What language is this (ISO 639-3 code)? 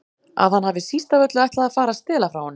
isl